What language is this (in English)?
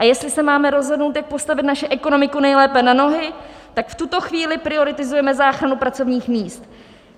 Czech